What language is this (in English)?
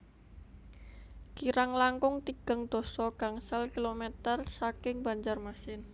Javanese